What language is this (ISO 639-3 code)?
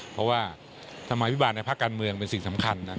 tha